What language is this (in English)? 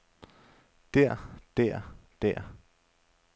Danish